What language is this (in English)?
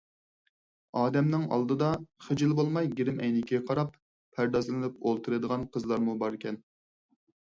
Uyghur